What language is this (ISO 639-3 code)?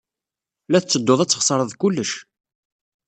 kab